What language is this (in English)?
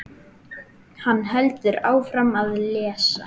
Icelandic